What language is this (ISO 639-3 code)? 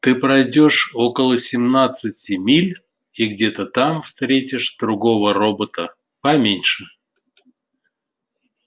rus